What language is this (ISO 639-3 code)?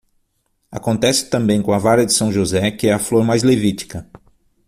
por